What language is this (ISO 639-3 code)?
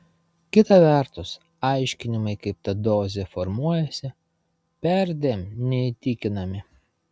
lit